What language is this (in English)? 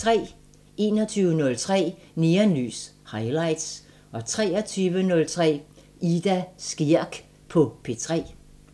Danish